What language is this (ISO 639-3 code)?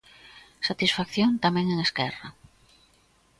glg